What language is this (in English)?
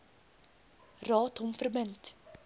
Afrikaans